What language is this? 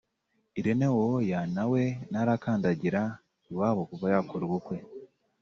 Kinyarwanda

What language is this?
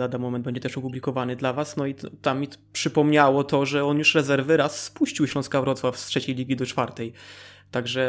Polish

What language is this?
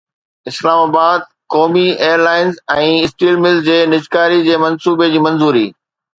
Sindhi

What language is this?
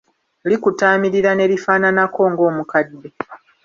Ganda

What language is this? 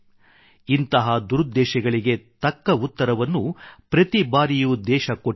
Kannada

